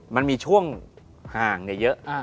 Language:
Thai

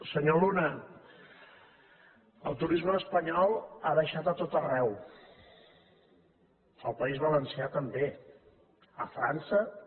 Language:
Catalan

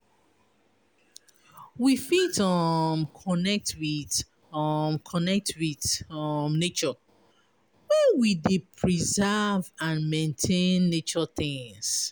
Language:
Nigerian Pidgin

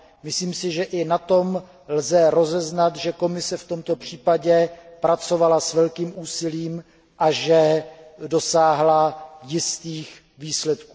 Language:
Czech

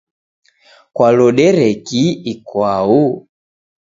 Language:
Taita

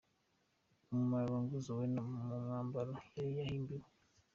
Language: Kinyarwanda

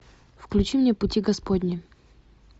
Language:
Russian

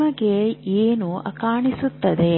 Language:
Kannada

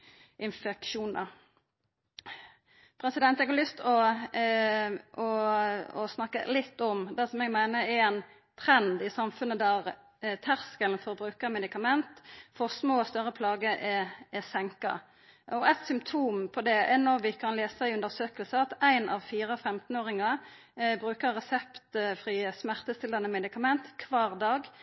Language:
Norwegian Nynorsk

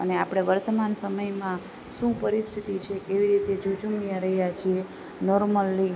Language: Gujarati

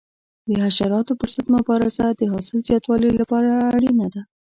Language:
Pashto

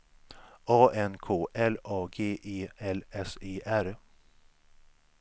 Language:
Swedish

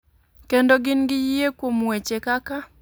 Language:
Luo (Kenya and Tanzania)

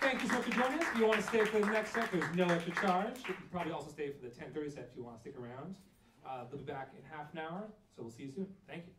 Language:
English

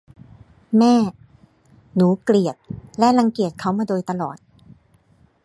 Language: Thai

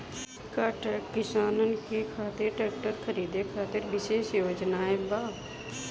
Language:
Bhojpuri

